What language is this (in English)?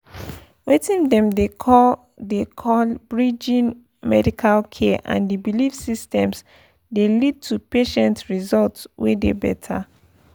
Nigerian Pidgin